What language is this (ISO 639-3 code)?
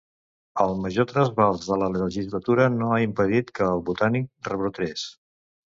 cat